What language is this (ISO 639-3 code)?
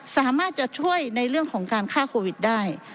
tha